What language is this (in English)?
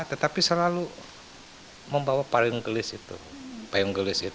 Indonesian